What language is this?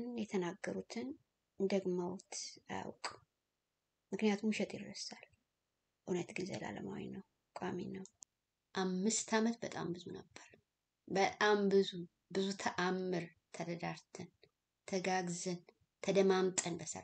Arabic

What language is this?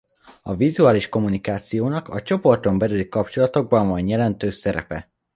Hungarian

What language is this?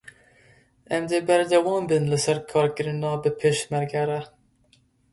Kurdish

